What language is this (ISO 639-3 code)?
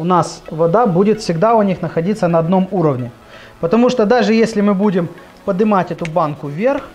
rus